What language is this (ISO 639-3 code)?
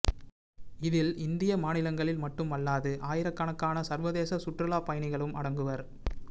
tam